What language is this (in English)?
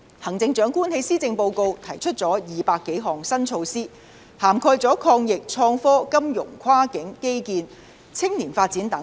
Cantonese